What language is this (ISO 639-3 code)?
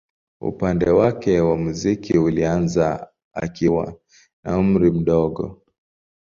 swa